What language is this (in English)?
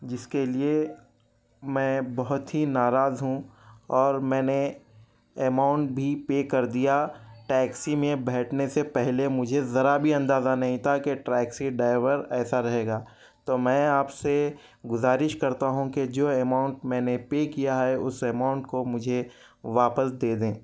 Urdu